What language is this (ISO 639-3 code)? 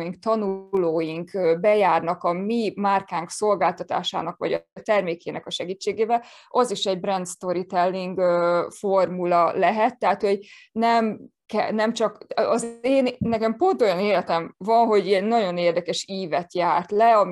hun